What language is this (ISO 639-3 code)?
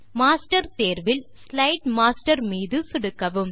tam